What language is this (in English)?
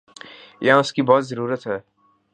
Urdu